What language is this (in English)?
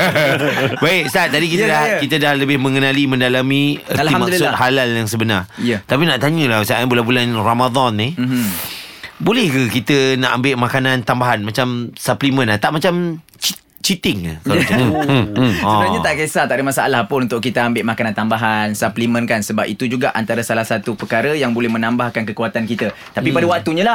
Malay